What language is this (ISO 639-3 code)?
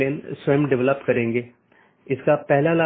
hin